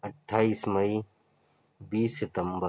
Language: Urdu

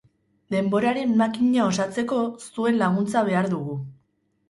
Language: Basque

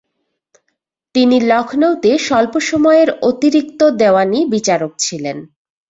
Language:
Bangla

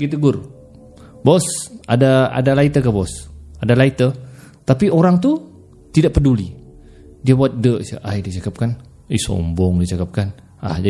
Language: Malay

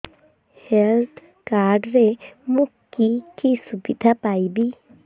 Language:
Odia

